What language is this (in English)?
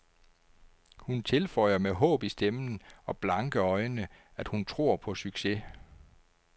Danish